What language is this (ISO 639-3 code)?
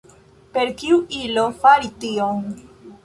epo